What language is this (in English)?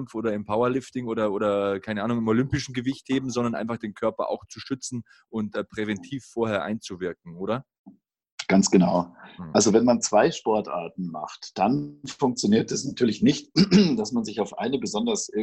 German